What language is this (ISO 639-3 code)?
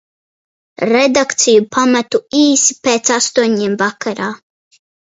lav